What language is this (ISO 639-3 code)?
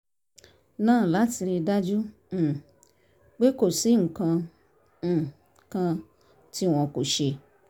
yor